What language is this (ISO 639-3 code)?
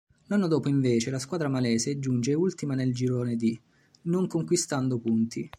ita